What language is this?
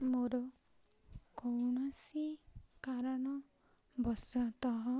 Odia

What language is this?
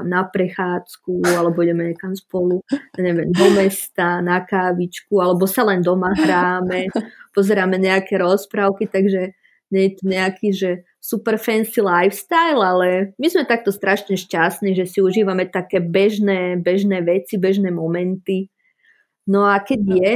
Czech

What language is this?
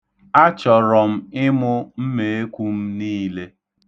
Igbo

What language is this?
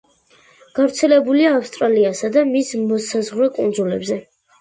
Georgian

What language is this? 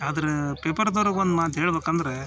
Kannada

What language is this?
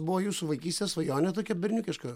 Lithuanian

